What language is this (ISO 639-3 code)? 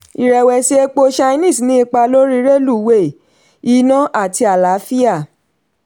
yor